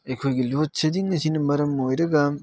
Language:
Manipuri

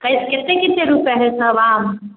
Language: Maithili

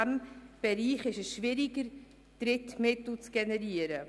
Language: Swiss German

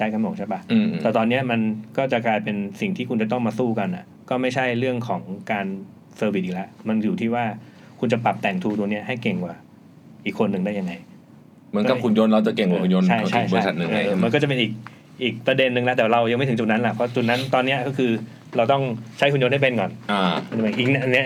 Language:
Thai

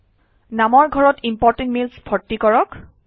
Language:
Assamese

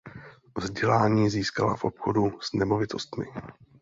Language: Czech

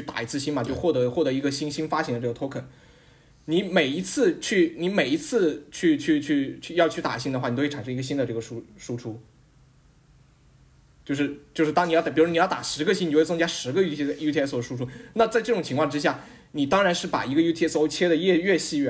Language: Chinese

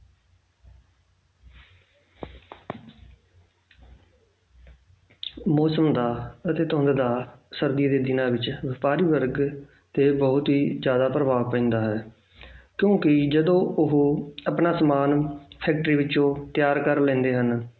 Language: Punjabi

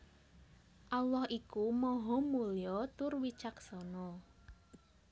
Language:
Javanese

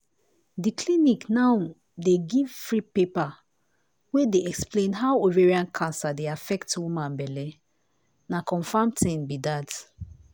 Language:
Nigerian Pidgin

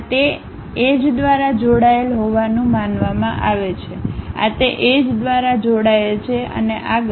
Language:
Gujarati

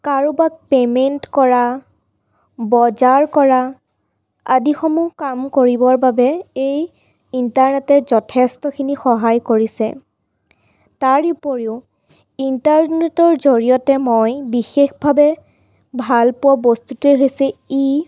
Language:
Assamese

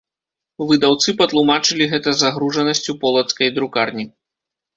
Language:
Belarusian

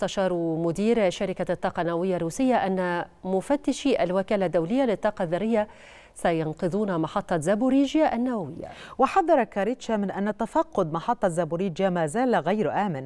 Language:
Arabic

